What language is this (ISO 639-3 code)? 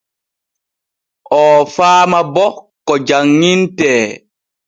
fue